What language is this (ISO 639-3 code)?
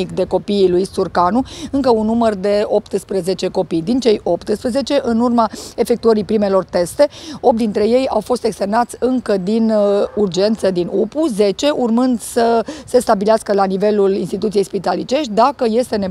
ron